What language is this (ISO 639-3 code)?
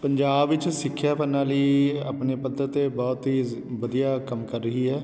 pan